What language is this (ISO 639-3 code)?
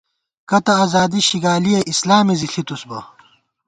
gwt